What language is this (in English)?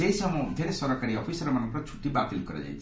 Odia